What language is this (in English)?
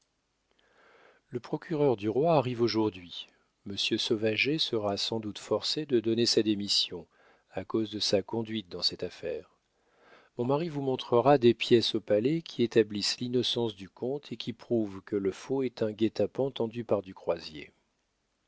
French